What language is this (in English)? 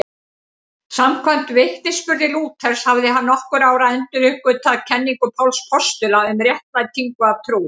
Icelandic